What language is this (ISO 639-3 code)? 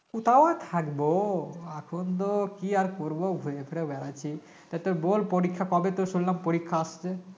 ben